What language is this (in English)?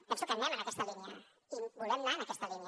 Catalan